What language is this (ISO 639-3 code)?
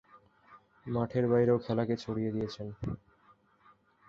ben